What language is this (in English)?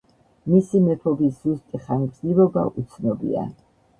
Georgian